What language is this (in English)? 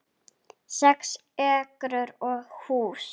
Icelandic